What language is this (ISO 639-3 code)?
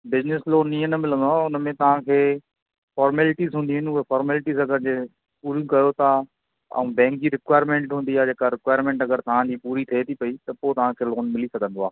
snd